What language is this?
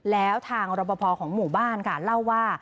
Thai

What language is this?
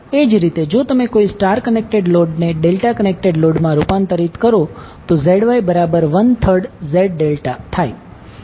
Gujarati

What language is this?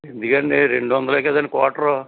Telugu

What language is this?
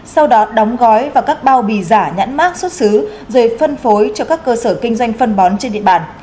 Vietnamese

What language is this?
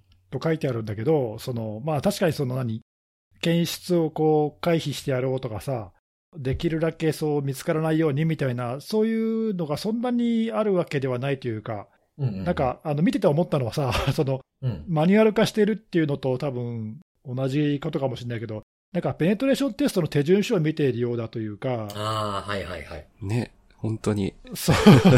Japanese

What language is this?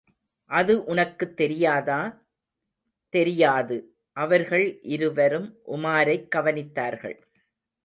Tamil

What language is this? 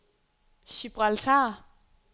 Danish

